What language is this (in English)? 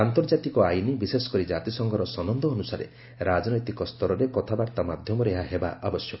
Odia